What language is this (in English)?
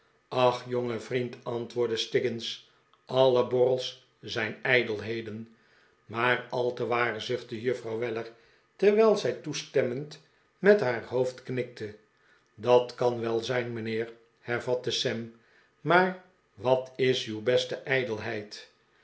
Dutch